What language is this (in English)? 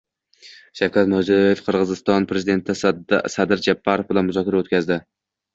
Uzbek